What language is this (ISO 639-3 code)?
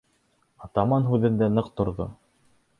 bak